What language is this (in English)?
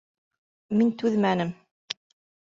Bashkir